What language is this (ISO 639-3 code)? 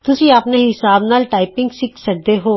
pan